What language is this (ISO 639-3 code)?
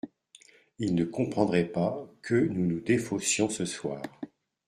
fra